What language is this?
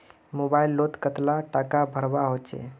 Magahi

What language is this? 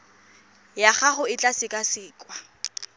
Tswana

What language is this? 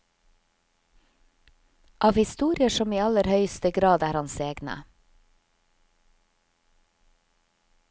Norwegian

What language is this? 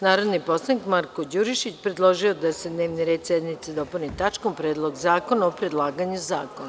Serbian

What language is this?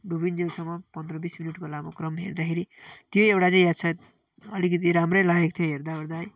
Nepali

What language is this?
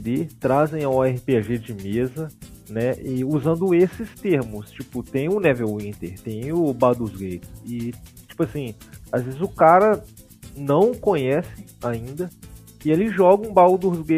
Portuguese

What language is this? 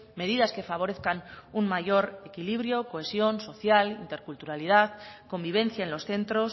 Spanish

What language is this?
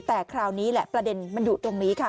Thai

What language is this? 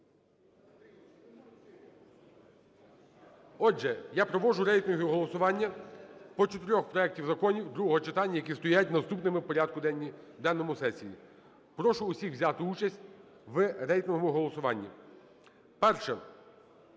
Ukrainian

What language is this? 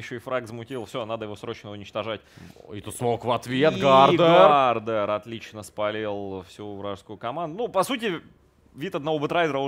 Russian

